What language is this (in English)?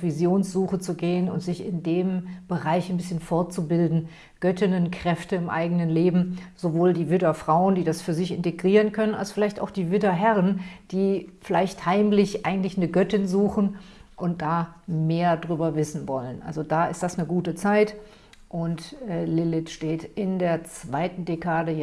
German